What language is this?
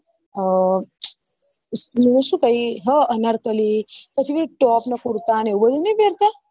Gujarati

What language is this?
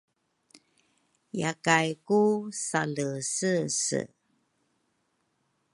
Rukai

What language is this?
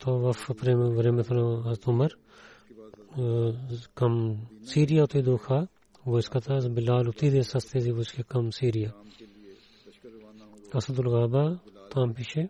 Bulgarian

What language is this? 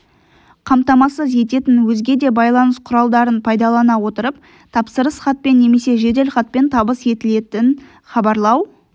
Kazakh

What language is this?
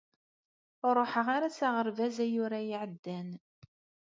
Kabyle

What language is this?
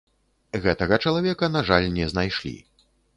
Belarusian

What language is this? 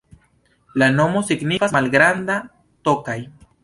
Esperanto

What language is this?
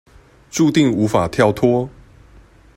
Chinese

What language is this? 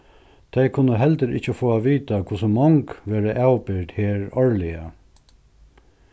Faroese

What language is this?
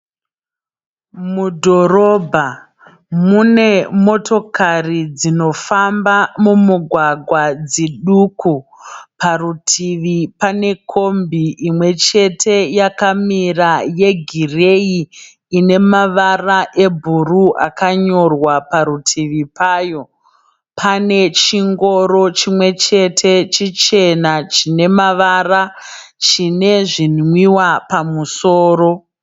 Shona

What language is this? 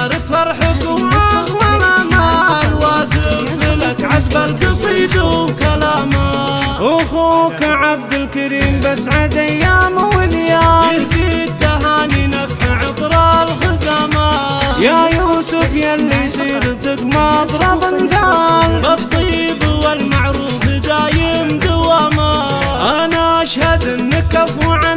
Arabic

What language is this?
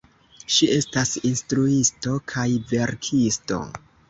Esperanto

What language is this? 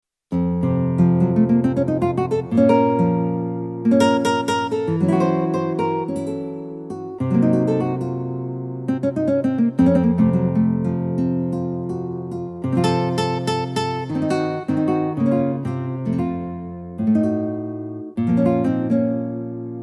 Vietnamese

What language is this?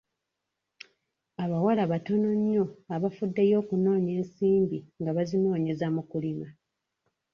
Ganda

